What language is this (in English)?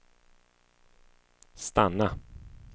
Swedish